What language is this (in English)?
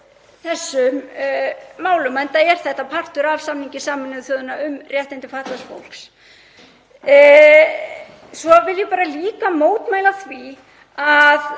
Icelandic